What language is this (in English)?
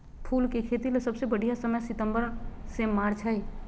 Magahi